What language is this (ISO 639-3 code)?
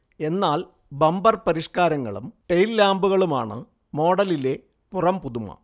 mal